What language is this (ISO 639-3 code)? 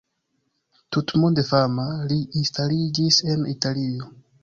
epo